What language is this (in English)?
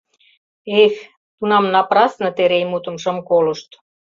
Mari